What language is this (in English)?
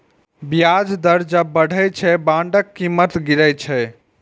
Maithili